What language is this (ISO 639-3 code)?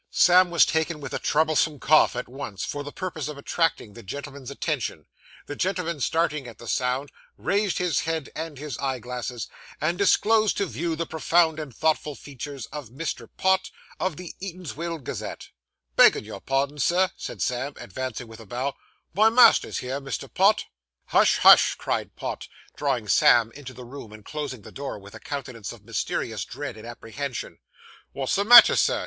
eng